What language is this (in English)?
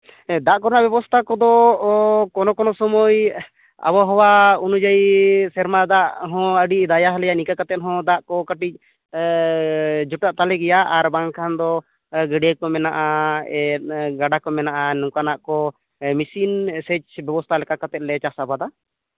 Santali